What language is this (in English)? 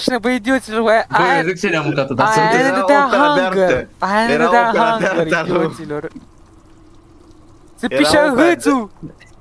Romanian